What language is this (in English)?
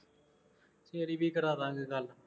Punjabi